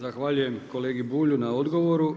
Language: Croatian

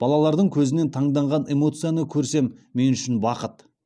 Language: Kazakh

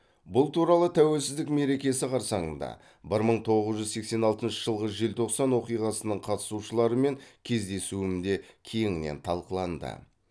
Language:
Kazakh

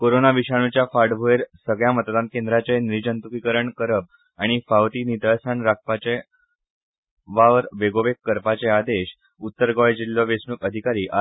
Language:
Konkani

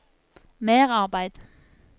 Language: Norwegian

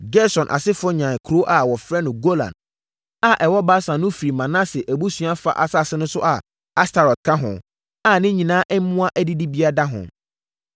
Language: Akan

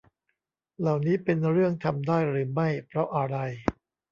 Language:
Thai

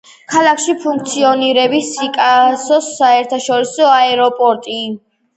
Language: Georgian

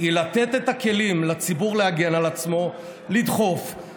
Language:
Hebrew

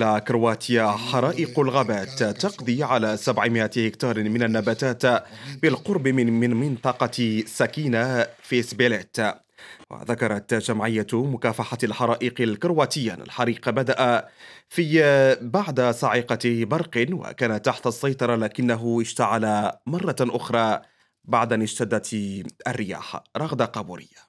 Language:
Arabic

